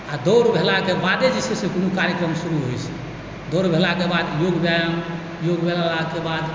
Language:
Maithili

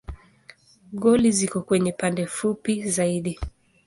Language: Swahili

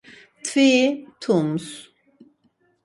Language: Laz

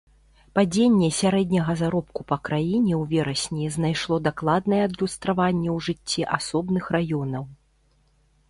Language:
Belarusian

